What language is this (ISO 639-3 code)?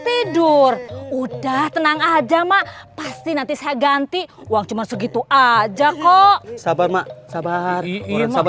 ind